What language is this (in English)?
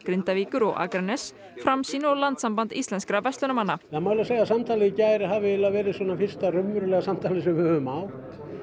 Icelandic